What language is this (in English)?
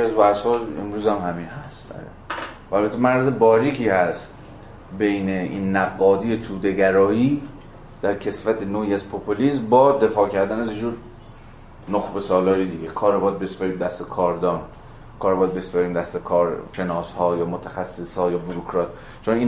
Persian